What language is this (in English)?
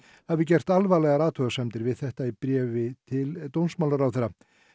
Icelandic